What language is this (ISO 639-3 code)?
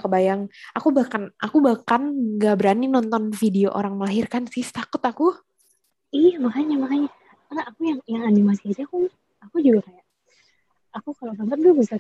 ind